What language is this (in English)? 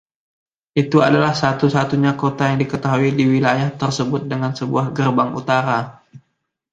Indonesian